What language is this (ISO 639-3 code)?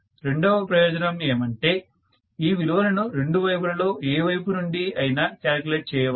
tel